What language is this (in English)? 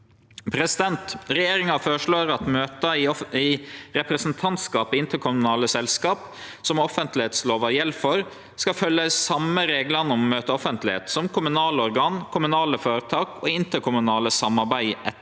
Norwegian